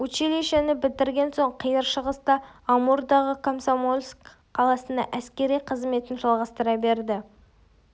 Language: Kazakh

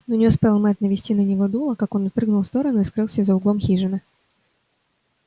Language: Russian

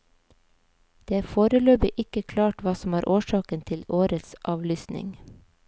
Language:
Norwegian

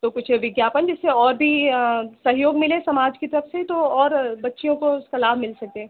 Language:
Hindi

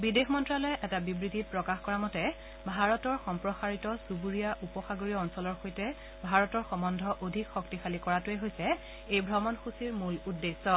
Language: Assamese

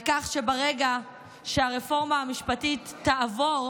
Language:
Hebrew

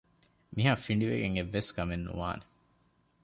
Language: Divehi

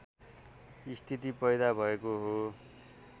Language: Nepali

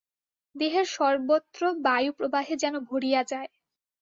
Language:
Bangla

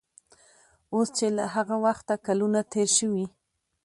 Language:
Pashto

